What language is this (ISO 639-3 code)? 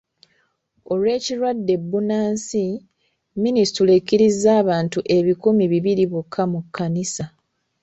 lug